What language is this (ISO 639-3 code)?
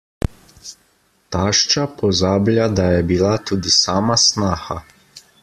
slv